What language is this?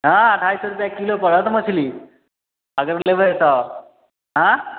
Maithili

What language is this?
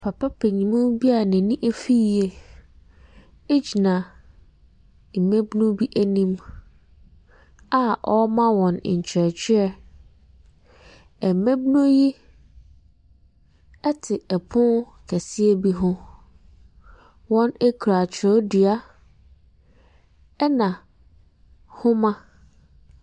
Akan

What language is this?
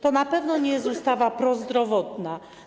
Polish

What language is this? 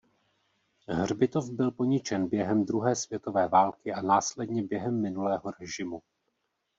Czech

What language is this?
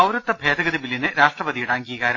Malayalam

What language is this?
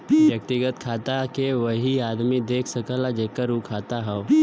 Bhojpuri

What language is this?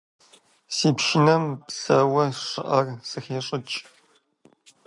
Kabardian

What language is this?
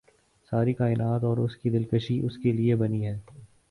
Urdu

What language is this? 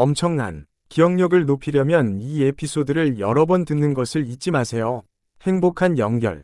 Korean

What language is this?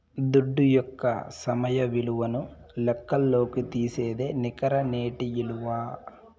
Telugu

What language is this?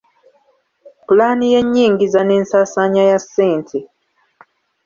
Ganda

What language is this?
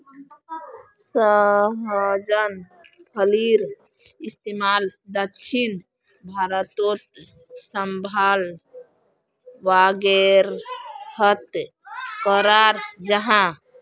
Magahi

